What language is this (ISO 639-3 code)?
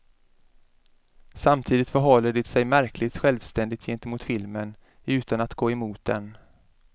swe